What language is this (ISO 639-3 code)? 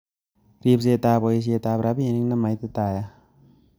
kln